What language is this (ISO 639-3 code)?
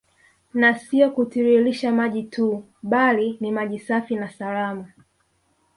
swa